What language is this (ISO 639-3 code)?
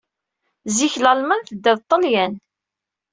kab